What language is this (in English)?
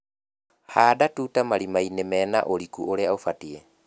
Kikuyu